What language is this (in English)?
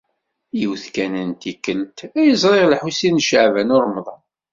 Kabyle